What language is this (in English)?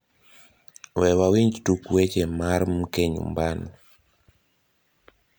Luo (Kenya and Tanzania)